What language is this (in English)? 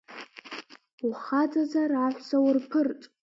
Abkhazian